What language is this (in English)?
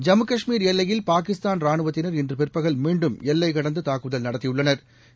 Tamil